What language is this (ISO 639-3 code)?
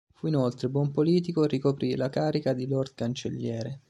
ita